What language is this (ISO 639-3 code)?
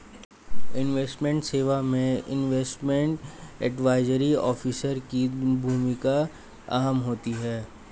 hin